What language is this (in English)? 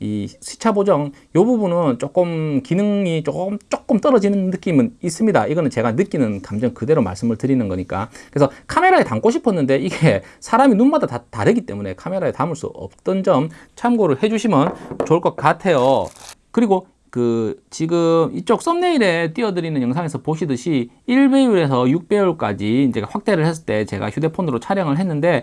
Korean